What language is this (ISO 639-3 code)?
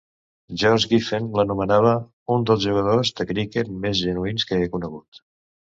cat